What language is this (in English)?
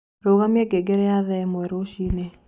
Kikuyu